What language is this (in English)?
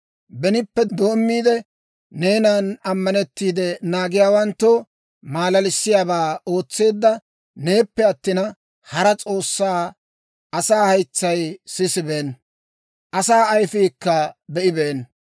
Dawro